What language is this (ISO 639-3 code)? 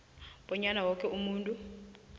nbl